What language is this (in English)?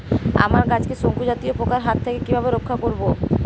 Bangla